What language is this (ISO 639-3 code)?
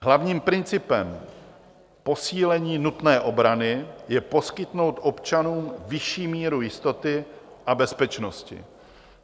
ces